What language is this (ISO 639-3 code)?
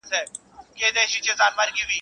pus